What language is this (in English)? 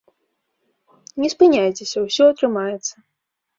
Belarusian